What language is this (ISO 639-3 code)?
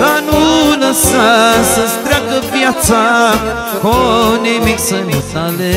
ron